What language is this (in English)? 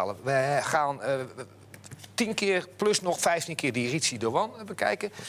Dutch